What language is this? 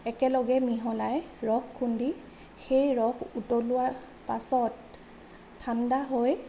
Assamese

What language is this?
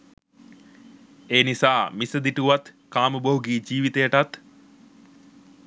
Sinhala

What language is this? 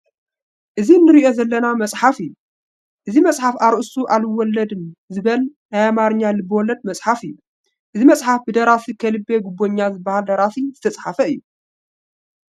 Tigrinya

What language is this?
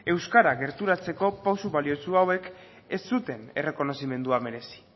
Basque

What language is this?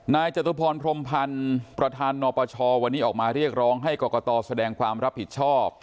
Thai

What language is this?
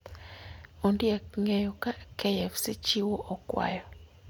Luo (Kenya and Tanzania)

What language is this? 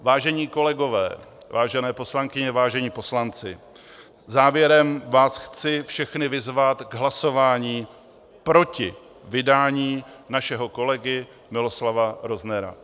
Czech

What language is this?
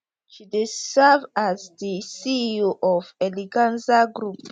Nigerian Pidgin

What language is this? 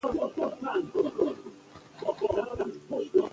Pashto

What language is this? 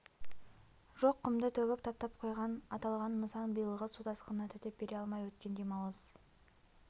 Kazakh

